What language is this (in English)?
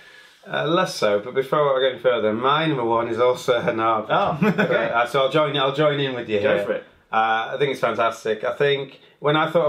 English